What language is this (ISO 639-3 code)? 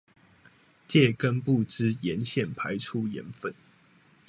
zho